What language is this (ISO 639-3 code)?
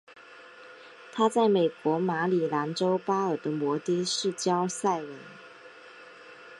zho